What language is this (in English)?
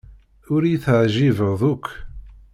Kabyle